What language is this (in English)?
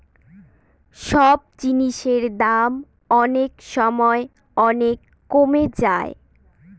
Bangla